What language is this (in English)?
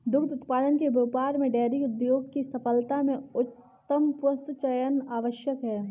Hindi